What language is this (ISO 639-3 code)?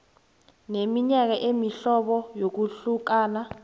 nbl